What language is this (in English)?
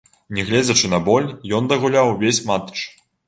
Belarusian